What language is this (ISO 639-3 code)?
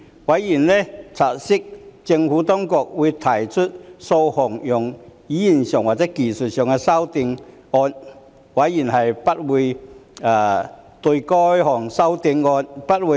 yue